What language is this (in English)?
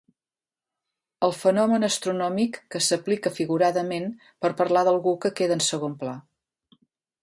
Catalan